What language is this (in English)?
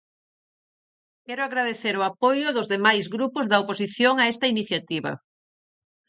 Galician